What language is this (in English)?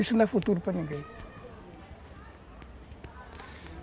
Portuguese